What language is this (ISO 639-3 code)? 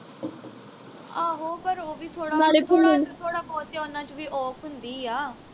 pan